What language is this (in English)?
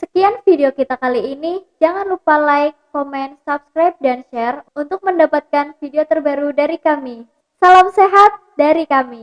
Indonesian